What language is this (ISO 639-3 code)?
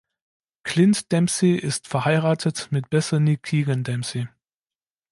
deu